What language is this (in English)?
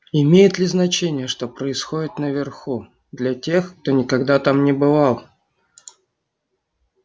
Russian